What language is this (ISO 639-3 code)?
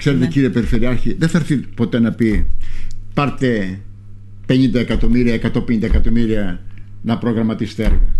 ell